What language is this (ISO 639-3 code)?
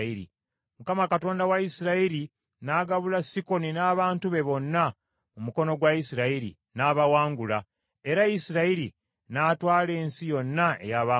lug